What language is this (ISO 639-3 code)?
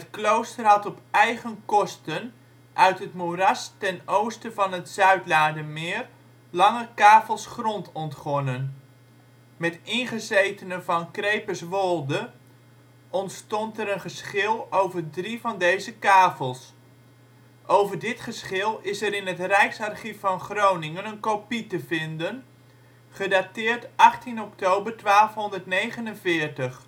nld